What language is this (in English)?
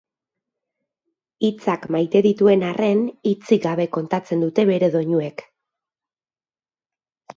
Basque